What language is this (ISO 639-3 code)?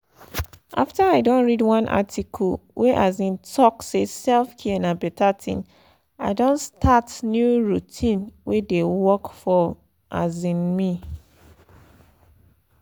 pcm